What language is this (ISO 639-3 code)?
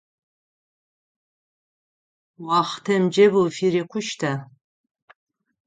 ady